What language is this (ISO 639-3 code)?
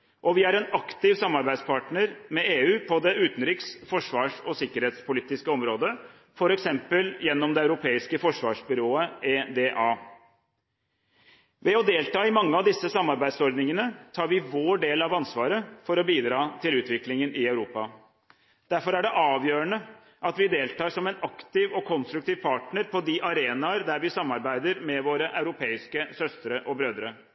nob